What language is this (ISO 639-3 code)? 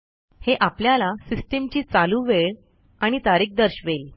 mar